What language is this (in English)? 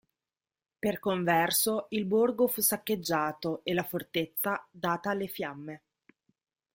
Italian